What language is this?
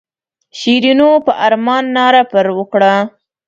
Pashto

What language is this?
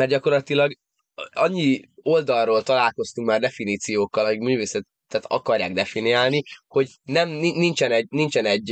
Hungarian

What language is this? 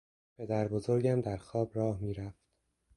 Persian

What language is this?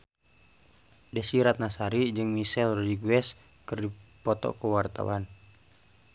Sundanese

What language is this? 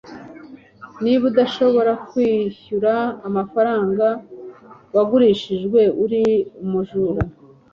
Kinyarwanda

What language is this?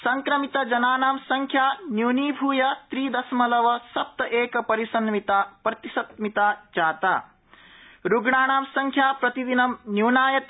Sanskrit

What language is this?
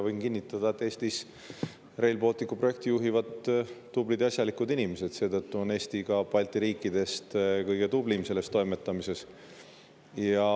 Estonian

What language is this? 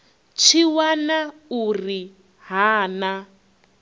Venda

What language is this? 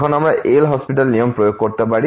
Bangla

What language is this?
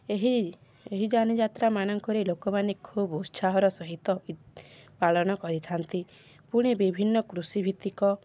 Odia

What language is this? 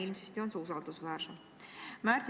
Estonian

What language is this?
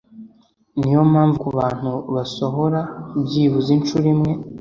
Kinyarwanda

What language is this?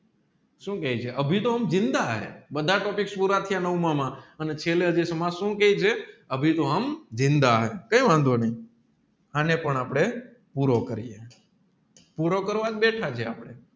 Gujarati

